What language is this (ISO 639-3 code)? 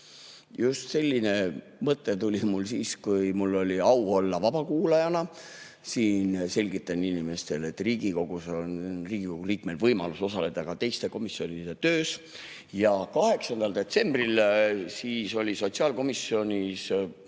est